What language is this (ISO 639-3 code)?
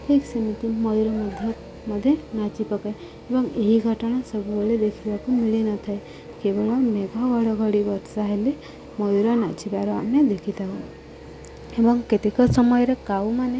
ori